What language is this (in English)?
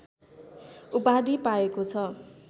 Nepali